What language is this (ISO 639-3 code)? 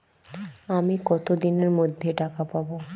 ben